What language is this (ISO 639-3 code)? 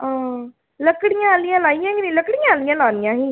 doi